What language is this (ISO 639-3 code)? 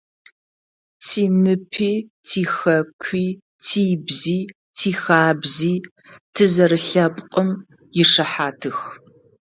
ady